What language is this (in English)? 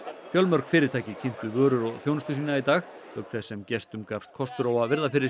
Icelandic